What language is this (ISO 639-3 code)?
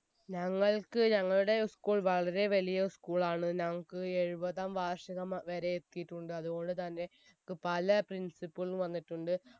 mal